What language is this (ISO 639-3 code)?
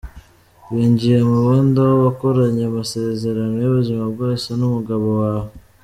kin